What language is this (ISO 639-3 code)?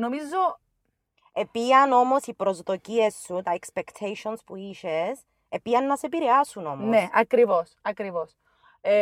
ell